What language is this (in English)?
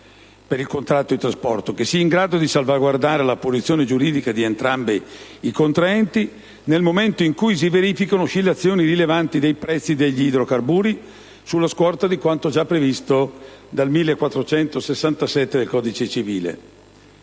Italian